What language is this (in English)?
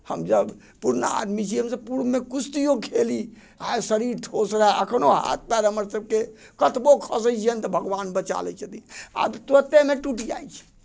Maithili